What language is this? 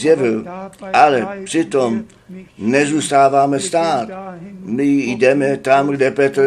Czech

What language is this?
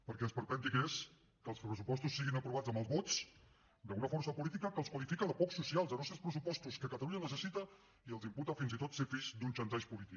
Catalan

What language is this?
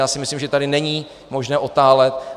Czech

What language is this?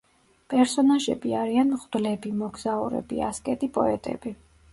Georgian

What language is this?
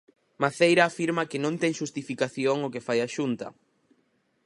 Galician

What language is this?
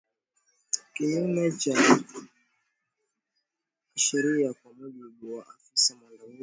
Swahili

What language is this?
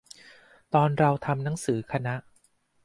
Thai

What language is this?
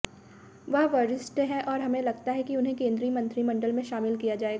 Hindi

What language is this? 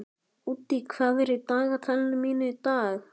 Icelandic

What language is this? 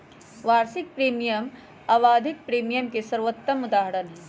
Magahi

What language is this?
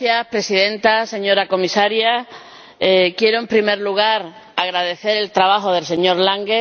Spanish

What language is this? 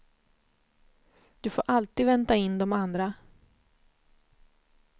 Swedish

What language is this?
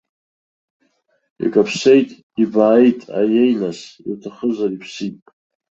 Abkhazian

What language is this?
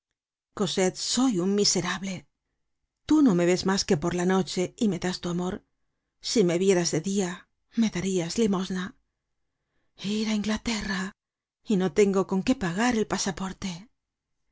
Spanish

